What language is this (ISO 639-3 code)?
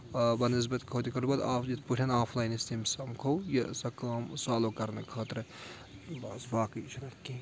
kas